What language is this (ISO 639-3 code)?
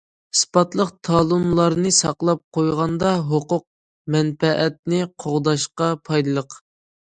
uig